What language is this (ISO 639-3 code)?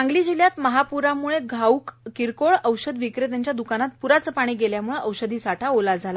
mar